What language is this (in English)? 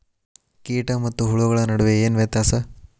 Kannada